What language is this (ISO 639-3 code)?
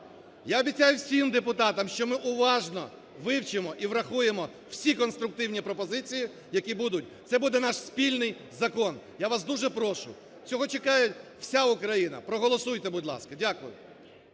ukr